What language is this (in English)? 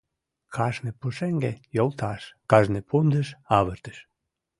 Mari